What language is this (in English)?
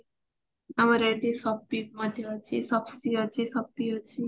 Odia